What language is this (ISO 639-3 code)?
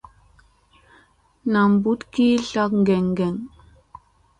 mse